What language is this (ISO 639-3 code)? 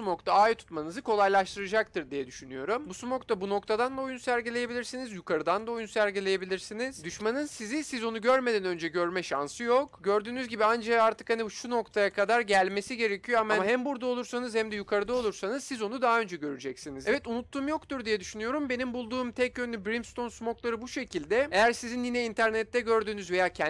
tur